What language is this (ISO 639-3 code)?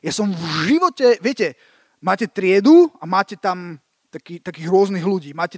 slk